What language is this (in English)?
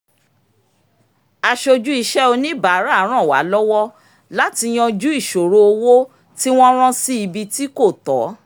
Yoruba